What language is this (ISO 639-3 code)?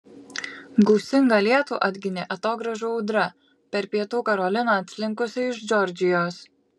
lit